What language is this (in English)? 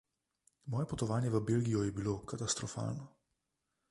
Slovenian